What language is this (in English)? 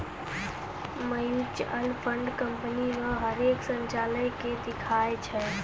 Maithili